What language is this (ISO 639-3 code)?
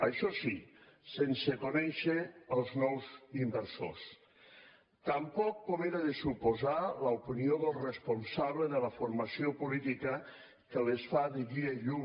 cat